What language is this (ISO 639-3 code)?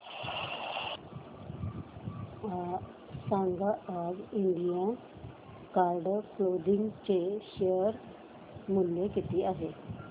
mar